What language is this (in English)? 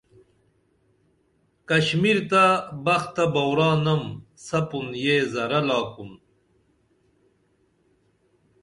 Dameli